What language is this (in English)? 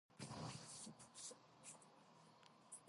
Georgian